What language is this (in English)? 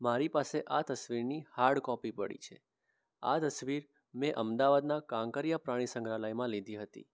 Gujarati